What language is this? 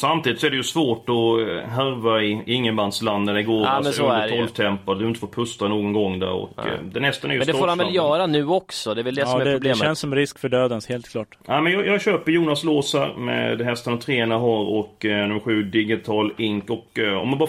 Swedish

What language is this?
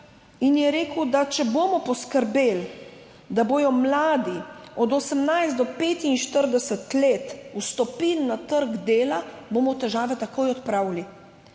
Slovenian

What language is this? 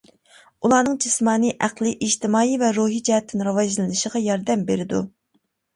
Uyghur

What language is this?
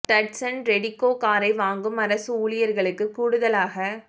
Tamil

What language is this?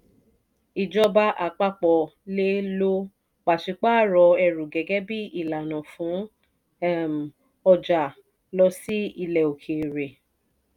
Yoruba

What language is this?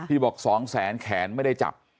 Thai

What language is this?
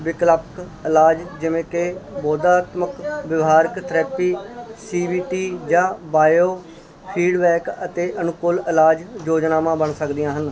Punjabi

